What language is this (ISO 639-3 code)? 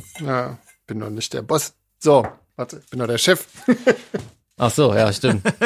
deu